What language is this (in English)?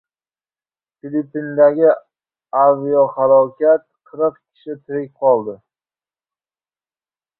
Uzbek